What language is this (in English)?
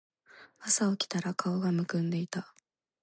Japanese